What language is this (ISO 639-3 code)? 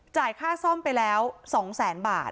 tha